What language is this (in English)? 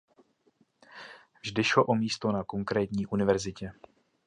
Czech